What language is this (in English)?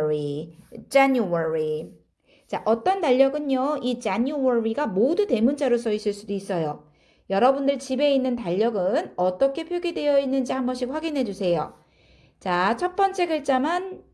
Korean